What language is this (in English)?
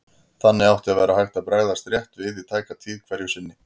Icelandic